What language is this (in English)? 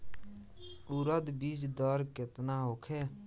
Bhojpuri